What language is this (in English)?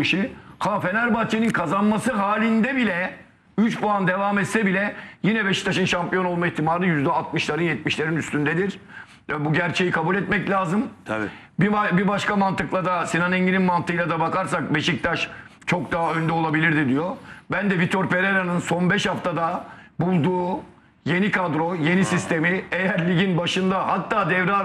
Turkish